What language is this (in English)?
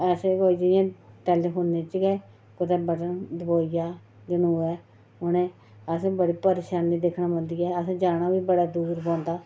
Dogri